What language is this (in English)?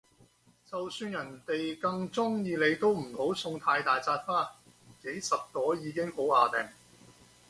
Cantonese